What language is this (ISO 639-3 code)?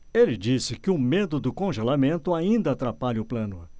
por